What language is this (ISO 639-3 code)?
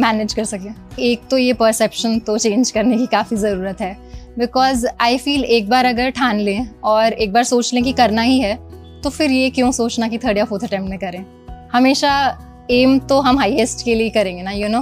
hin